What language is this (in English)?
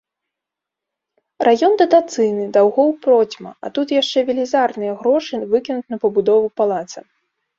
Belarusian